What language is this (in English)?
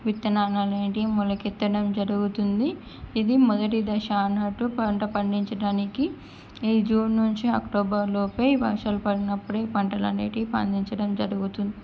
Telugu